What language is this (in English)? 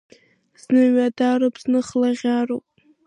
Abkhazian